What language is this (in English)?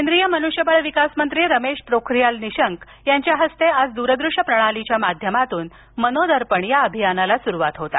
Marathi